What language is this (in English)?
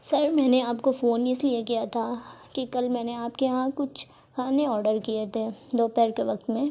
Urdu